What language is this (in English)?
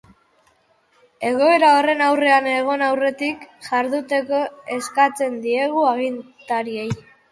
Basque